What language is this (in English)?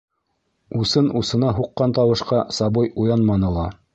Bashkir